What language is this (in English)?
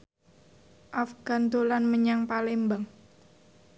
Javanese